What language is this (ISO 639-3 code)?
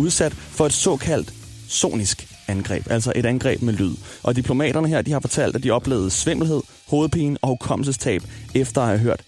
dan